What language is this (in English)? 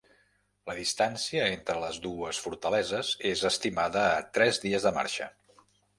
Catalan